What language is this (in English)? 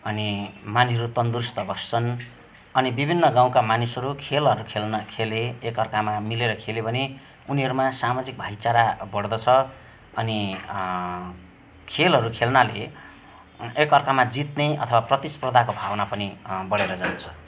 Nepali